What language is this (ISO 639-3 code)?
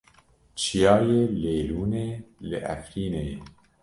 kur